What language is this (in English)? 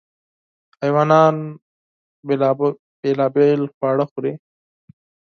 Pashto